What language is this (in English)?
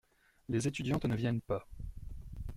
French